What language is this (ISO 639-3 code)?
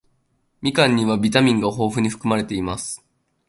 jpn